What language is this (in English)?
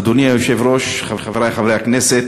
Hebrew